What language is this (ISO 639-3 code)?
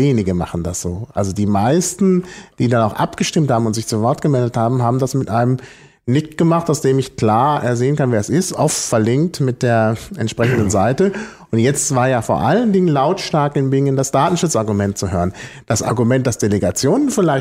deu